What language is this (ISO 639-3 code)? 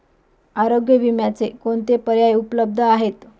mar